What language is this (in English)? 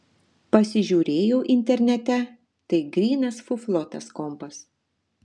Lithuanian